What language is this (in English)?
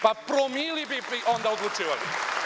Serbian